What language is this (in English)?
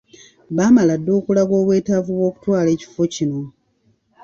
Ganda